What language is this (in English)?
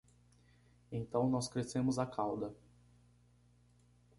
Portuguese